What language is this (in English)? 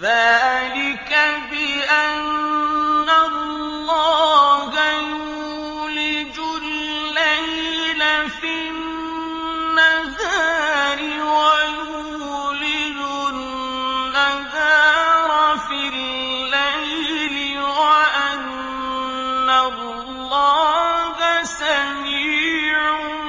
Arabic